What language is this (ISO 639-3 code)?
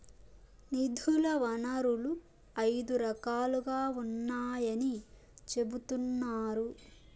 tel